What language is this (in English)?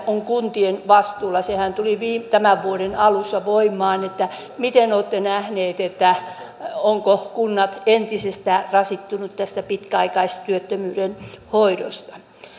Finnish